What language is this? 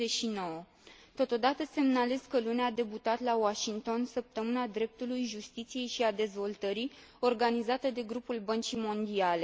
Romanian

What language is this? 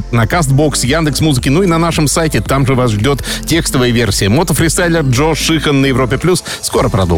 Russian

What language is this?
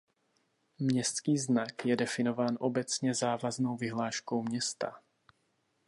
Czech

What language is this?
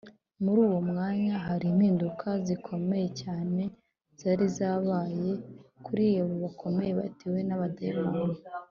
Kinyarwanda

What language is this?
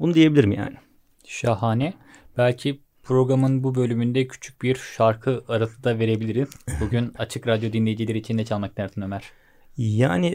Turkish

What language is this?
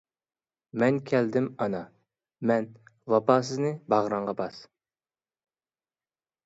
Uyghur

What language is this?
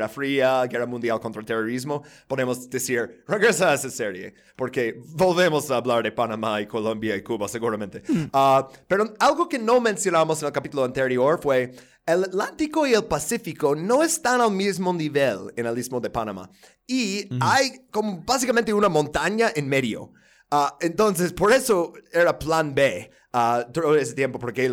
Spanish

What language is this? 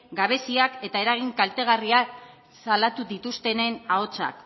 Basque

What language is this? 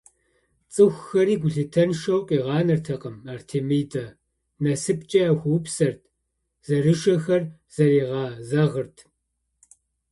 Kabardian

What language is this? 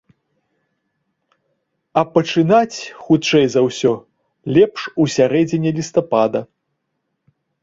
Belarusian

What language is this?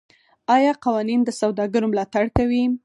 Pashto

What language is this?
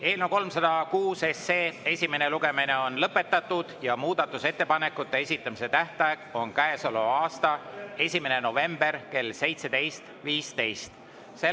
Estonian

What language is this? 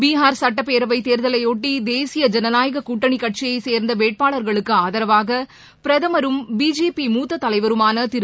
Tamil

